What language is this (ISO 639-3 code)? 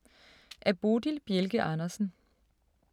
dan